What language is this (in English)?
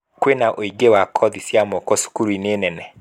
Kikuyu